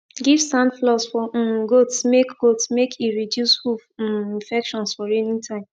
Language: Nigerian Pidgin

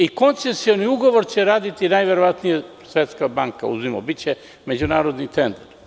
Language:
Serbian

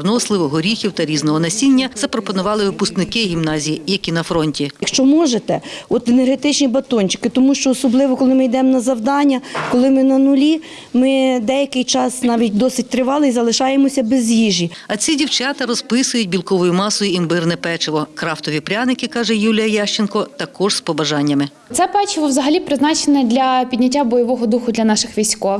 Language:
Ukrainian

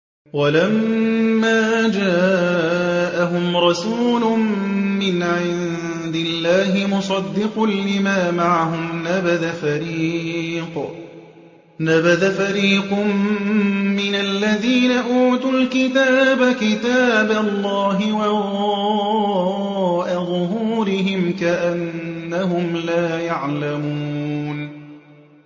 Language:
Arabic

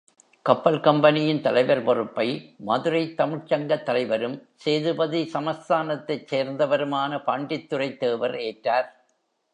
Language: Tamil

